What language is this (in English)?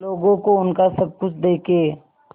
Hindi